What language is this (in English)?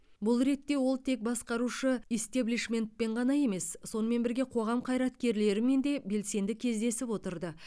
Kazakh